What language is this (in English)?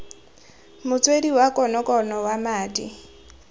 Tswana